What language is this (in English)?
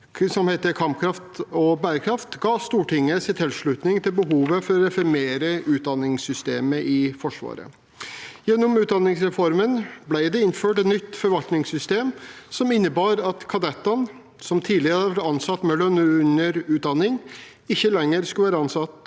Norwegian